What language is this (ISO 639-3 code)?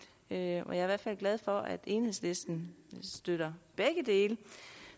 dan